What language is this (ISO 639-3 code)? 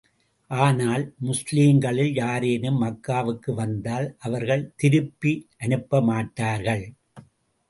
tam